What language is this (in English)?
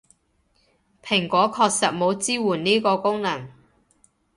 Cantonese